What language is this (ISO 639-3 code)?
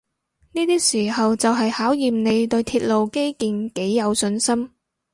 yue